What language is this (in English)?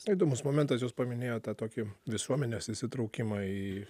Lithuanian